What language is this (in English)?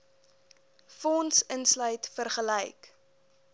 Afrikaans